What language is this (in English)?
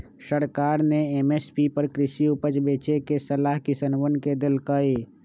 Magahi